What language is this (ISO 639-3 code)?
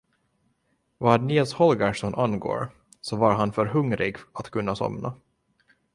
swe